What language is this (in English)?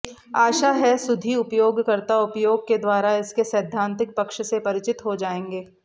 Sanskrit